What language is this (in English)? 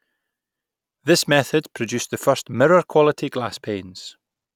English